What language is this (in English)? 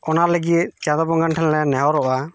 Santali